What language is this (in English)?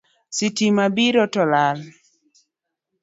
Luo (Kenya and Tanzania)